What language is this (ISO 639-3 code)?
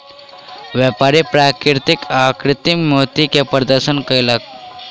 mai